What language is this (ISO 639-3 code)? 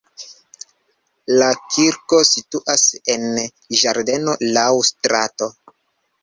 epo